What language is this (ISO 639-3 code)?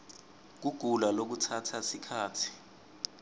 ssw